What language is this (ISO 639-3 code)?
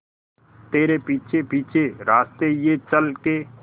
hin